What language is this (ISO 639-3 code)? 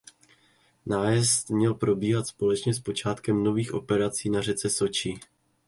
ces